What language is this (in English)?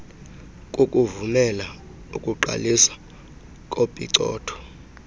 Xhosa